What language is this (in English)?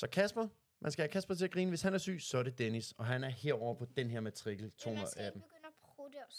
Danish